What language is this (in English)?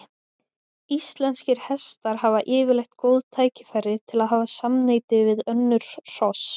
Icelandic